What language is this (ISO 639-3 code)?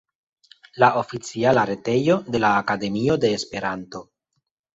epo